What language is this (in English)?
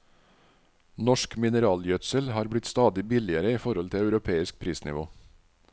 Norwegian